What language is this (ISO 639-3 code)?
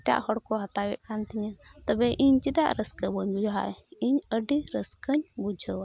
sat